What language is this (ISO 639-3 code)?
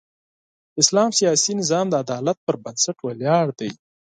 pus